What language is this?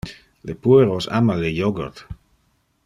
Interlingua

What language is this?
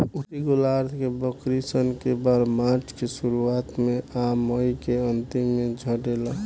Bhojpuri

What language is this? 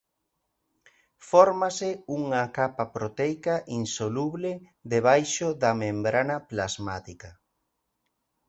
Galician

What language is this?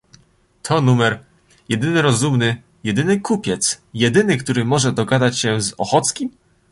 Polish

